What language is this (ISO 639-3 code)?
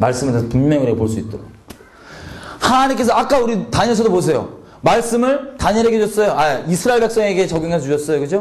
kor